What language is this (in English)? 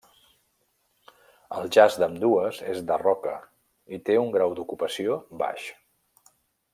Catalan